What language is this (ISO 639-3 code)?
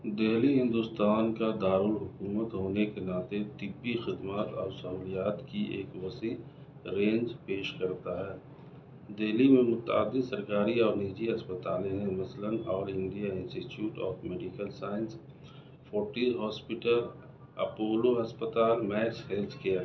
urd